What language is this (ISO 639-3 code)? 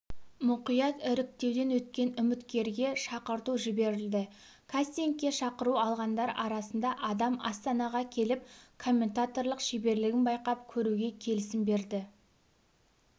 kaz